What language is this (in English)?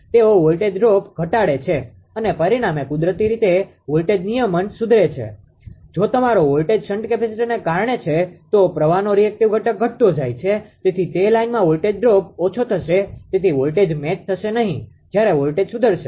Gujarati